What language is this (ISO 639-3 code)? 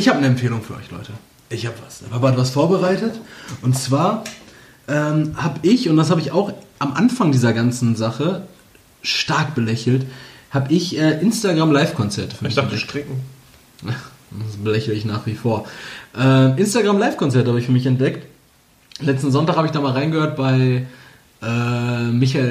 deu